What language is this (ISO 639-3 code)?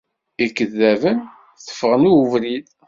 kab